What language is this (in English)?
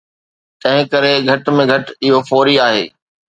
Sindhi